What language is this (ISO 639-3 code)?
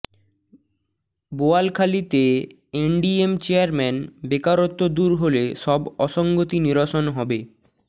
ben